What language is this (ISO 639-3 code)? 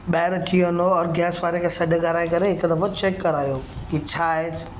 snd